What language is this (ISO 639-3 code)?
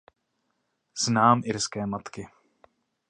ces